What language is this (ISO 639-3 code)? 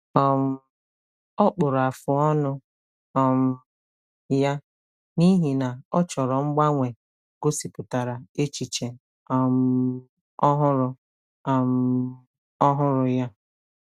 ibo